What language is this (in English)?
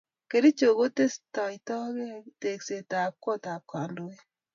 Kalenjin